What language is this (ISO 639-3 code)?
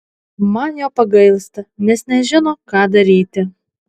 lit